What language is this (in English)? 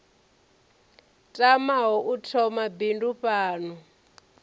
Venda